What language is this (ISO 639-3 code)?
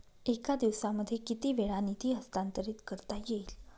mar